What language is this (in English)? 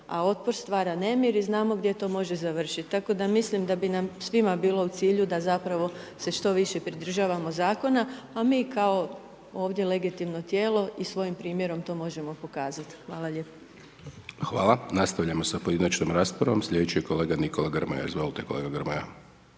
Croatian